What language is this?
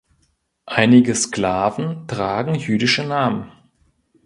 German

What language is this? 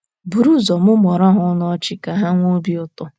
Igbo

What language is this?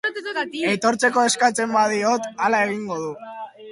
Basque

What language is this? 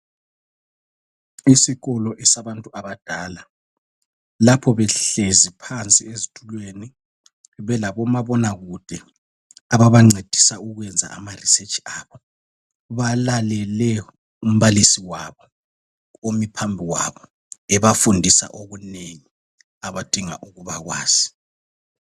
North Ndebele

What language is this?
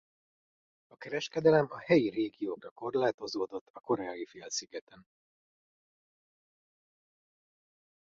Hungarian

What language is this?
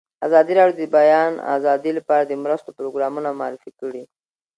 Pashto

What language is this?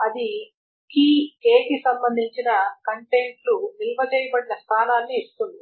Telugu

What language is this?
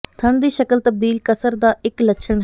Punjabi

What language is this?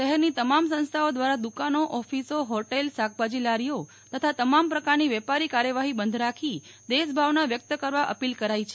Gujarati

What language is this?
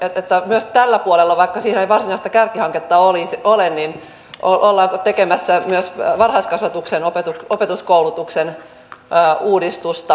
Finnish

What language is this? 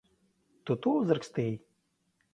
Latvian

